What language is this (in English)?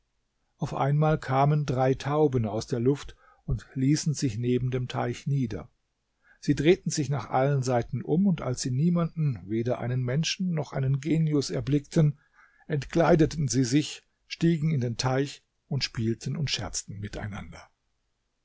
German